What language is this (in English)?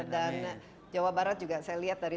Indonesian